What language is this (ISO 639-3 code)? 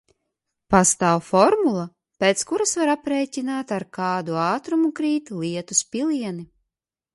lav